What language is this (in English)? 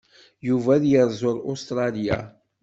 Kabyle